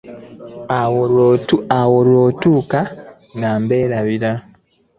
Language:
Ganda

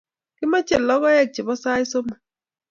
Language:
Kalenjin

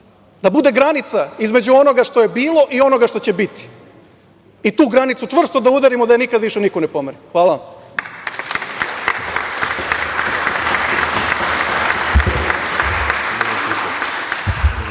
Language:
Serbian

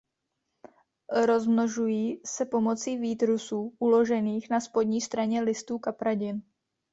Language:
Czech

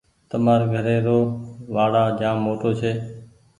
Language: Goaria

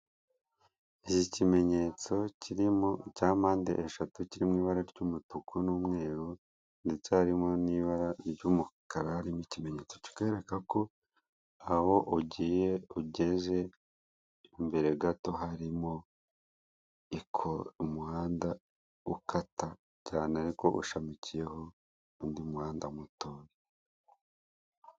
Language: Kinyarwanda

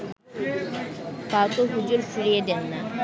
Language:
Bangla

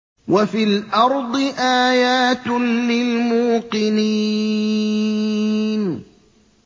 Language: Arabic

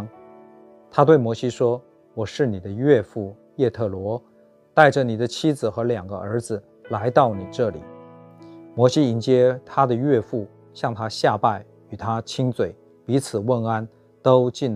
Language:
Chinese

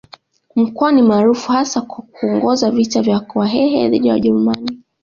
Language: Swahili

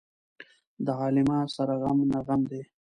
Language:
Pashto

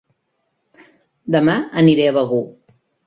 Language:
Catalan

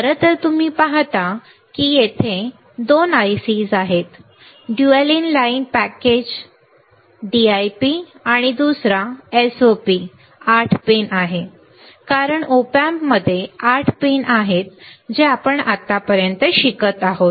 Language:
Marathi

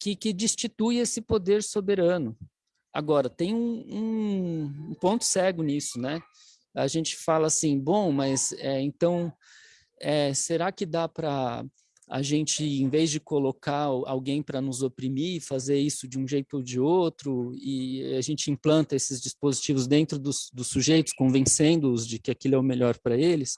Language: Portuguese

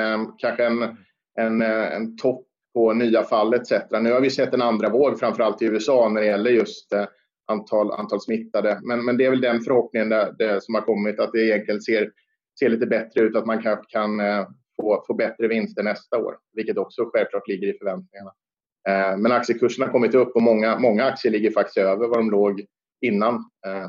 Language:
Swedish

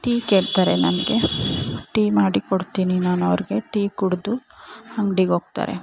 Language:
Kannada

